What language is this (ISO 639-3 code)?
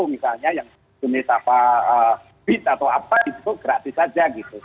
ind